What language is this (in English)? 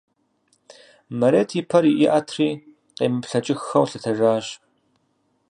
Kabardian